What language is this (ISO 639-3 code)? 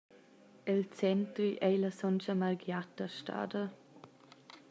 roh